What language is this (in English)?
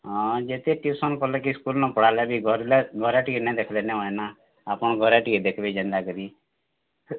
Odia